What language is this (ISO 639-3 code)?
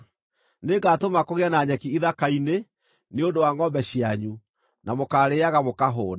kik